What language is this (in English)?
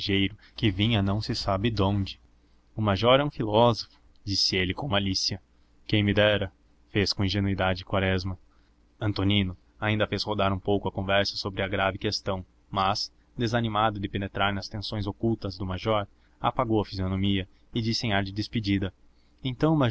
Portuguese